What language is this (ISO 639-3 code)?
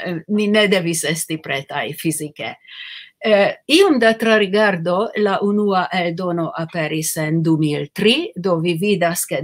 ron